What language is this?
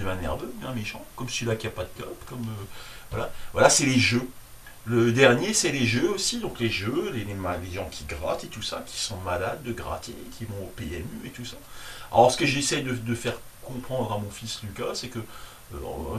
French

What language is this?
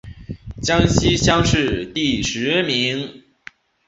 Chinese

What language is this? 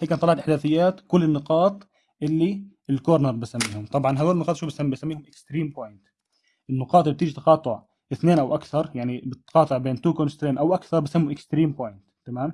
Arabic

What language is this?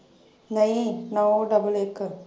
Punjabi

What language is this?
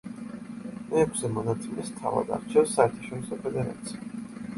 Georgian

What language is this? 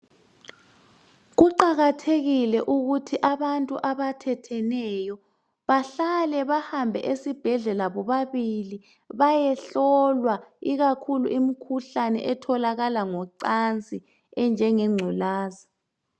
North Ndebele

